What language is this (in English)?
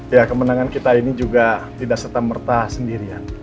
Indonesian